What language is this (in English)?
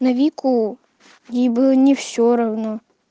Russian